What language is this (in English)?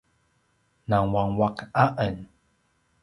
Paiwan